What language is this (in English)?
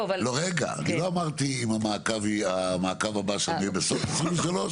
Hebrew